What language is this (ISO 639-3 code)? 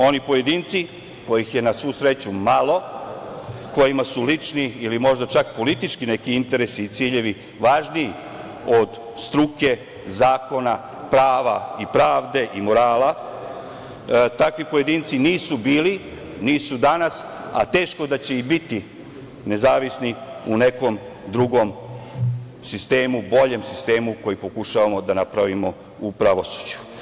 srp